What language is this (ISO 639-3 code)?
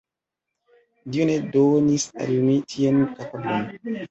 epo